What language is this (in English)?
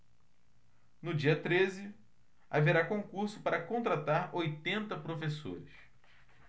Portuguese